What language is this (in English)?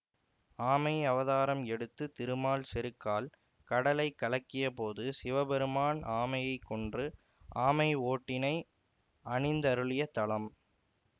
Tamil